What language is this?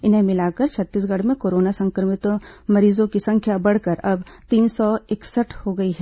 Hindi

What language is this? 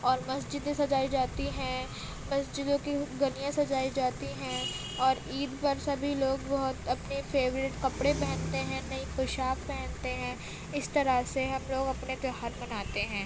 Urdu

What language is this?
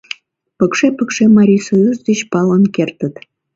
Mari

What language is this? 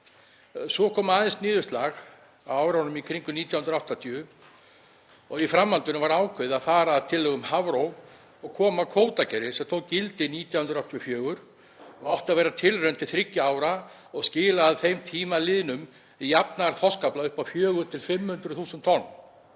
Icelandic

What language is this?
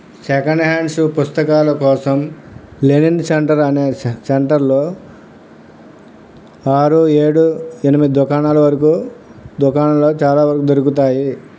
Telugu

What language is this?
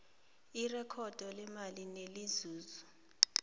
South Ndebele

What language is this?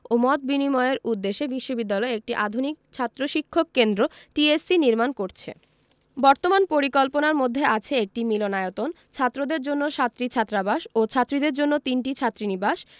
Bangla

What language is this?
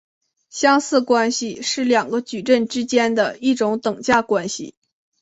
Chinese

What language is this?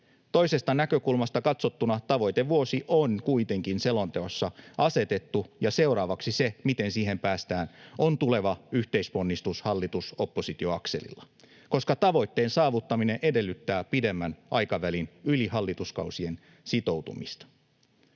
Finnish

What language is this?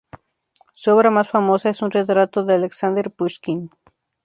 Spanish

